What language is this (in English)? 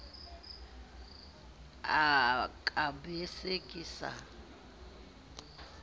Southern Sotho